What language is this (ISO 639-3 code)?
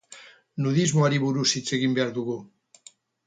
eus